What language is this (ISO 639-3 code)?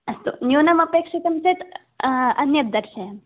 san